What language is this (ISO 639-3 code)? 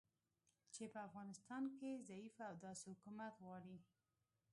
pus